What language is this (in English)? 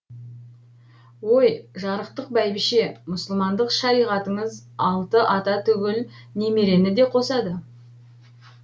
Kazakh